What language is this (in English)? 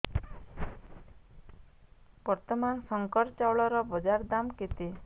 Odia